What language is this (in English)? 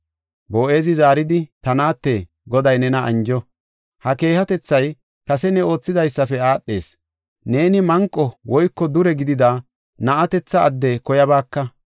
Gofa